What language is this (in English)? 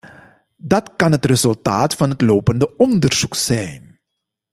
Dutch